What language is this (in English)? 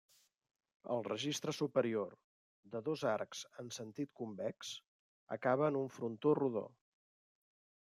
Catalan